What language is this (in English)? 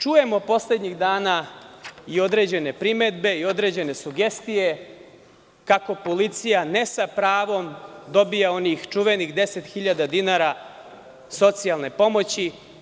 Serbian